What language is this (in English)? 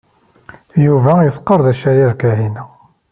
Kabyle